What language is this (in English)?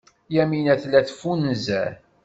Kabyle